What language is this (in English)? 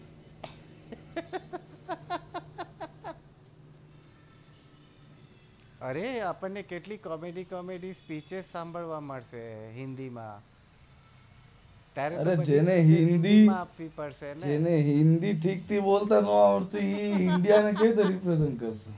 Gujarati